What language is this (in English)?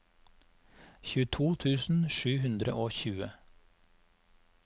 Norwegian